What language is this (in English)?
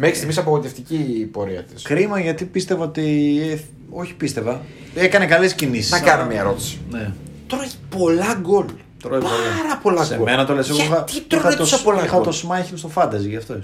Greek